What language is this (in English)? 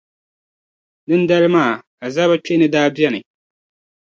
Dagbani